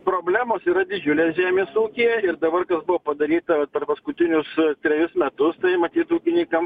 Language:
Lithuanian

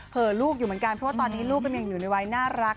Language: Thai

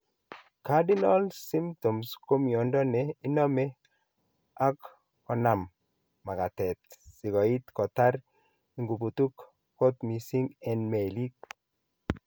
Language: Kalenjin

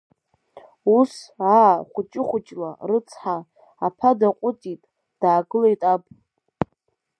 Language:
Abkhazian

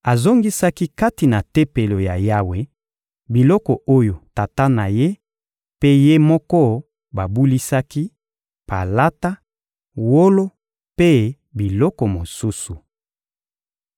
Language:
Lingala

